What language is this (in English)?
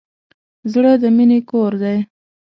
Pashto